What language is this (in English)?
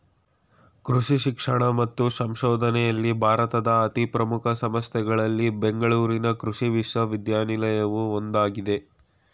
Kannada